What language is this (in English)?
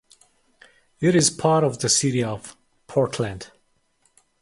English